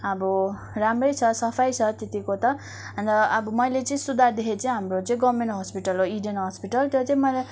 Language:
Nepali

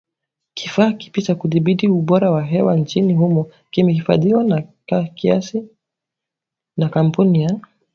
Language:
Swahili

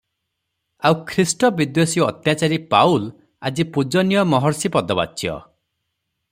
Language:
Odia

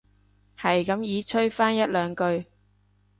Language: Cantonese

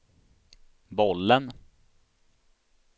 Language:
Swedish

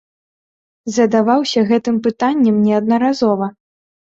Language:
Belarusian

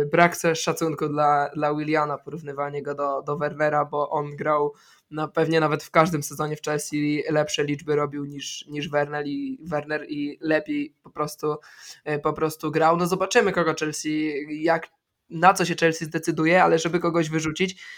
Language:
Polish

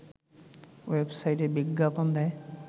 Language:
Bangla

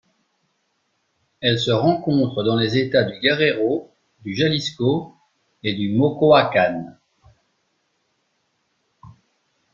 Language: French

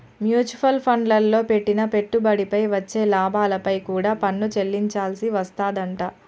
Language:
Telugu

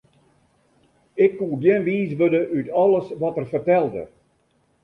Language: Western Frisian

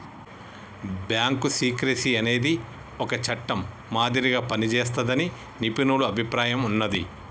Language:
Telugu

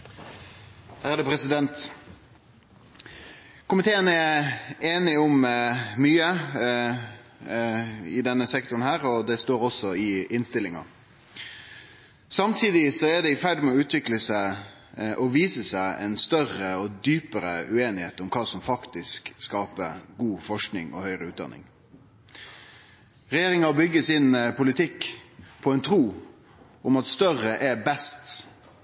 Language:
Norwegian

